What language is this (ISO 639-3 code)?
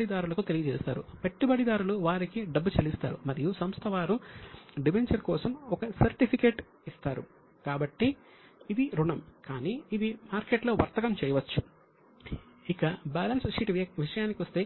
tel